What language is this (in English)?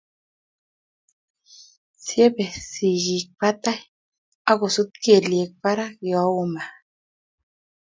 Kalenjin